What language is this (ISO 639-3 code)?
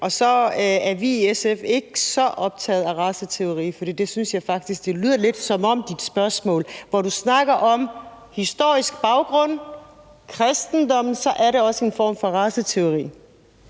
dan